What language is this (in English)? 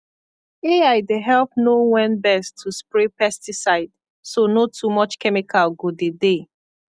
Nigerian Pidgin